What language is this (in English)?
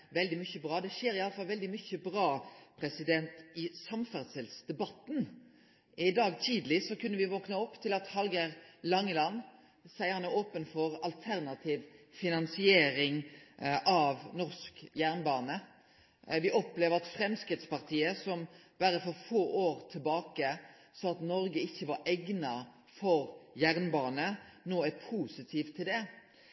Norwegian Nynorsk